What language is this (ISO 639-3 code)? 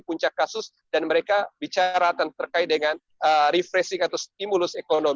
ind